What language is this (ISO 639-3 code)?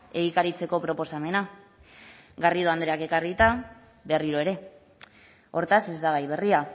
eus